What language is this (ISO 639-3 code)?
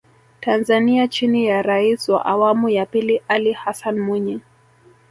swa